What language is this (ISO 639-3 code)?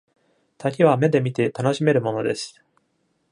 jpn